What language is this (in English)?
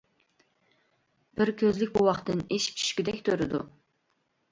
Uyghur